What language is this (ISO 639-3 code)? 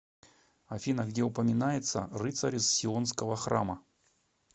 rus